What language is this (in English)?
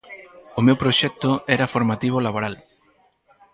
Galician